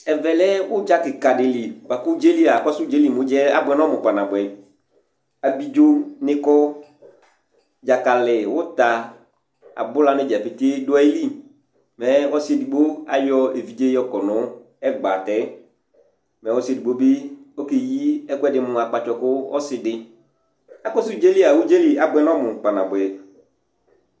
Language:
Ikposo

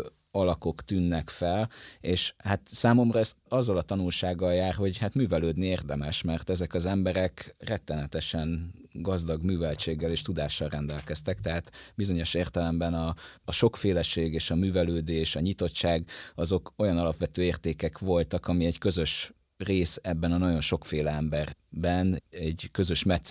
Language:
Hungarian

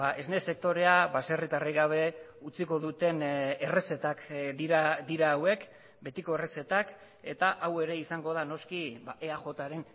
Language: Basque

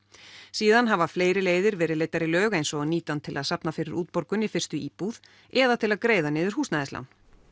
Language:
Icelandic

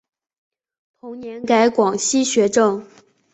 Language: Chinese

